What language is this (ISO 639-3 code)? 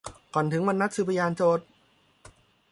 tha